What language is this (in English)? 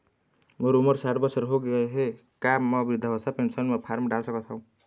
Chhattisgarhi